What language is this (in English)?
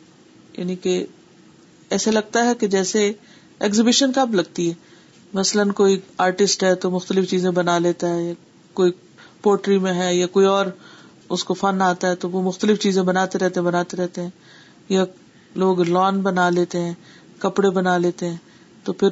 Urdu